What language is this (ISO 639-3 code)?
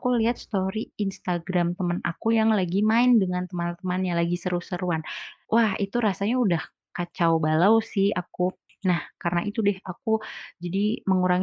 ind